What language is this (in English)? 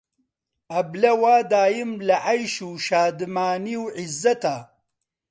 Central Kurdish